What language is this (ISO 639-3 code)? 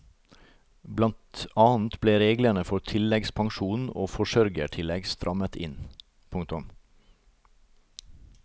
nor